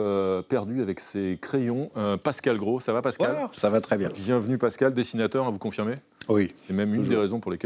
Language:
French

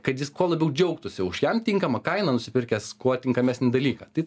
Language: Lithuanian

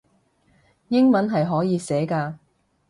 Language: Cantonese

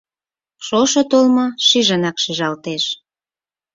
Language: Mari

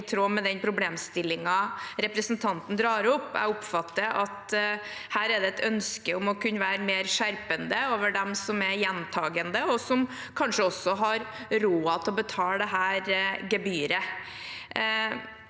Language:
Norwegian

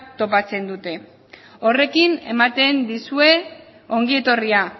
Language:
Basque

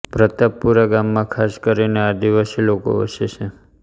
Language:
Gujarati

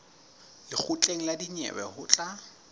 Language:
Southern Sotho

